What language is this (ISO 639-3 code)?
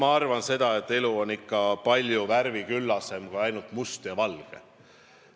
est